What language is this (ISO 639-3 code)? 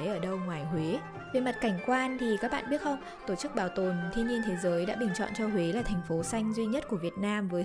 vie